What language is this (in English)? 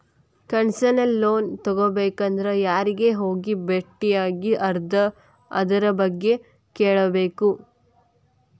Kannada